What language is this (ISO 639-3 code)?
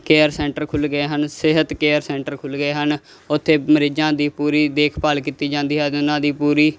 pan